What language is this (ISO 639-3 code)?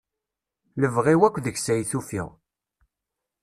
kab